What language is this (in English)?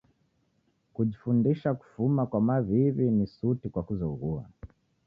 Taita